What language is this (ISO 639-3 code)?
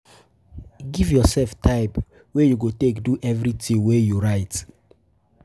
pcm